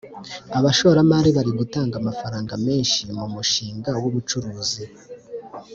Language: Kinyarwanda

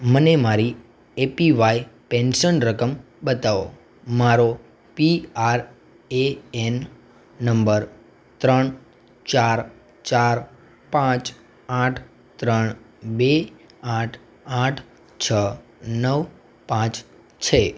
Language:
Gujarati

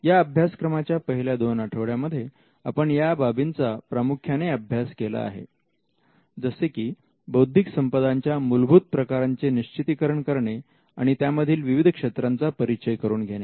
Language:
Marathi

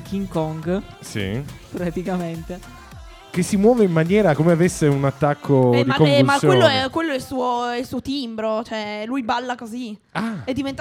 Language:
Italian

